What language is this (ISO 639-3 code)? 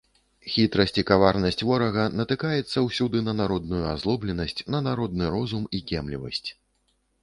bel